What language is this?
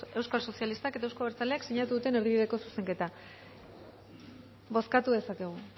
Basque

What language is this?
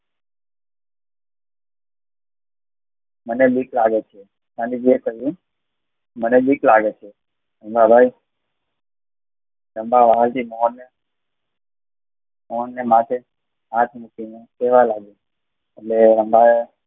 Gujarati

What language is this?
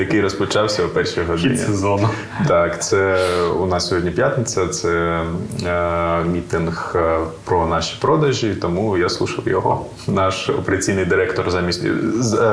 Ukrainian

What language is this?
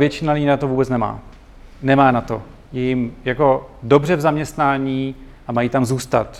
Czech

